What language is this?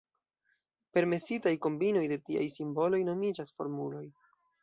Esperanto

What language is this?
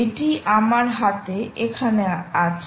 Bangla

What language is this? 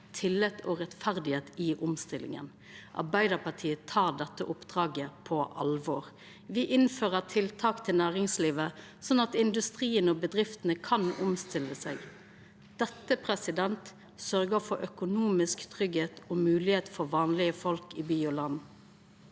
Norwegian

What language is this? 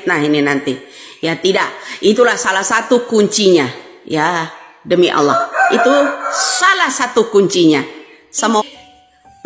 Indonesian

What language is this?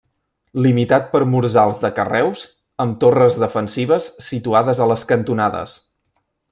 Catalan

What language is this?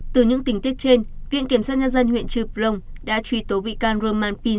Vietnamese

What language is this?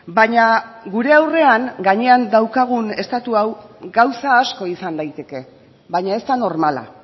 Basque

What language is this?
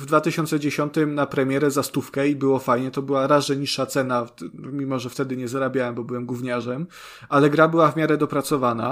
Polish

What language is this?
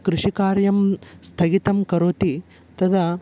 Sanskrit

